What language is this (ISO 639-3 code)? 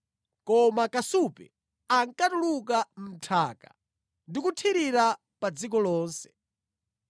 nya